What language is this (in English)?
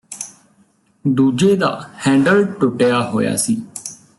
Punjabi